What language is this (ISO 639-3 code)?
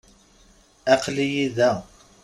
kab